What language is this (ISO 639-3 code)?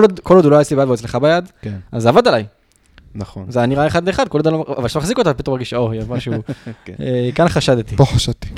heb